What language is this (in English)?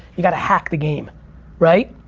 English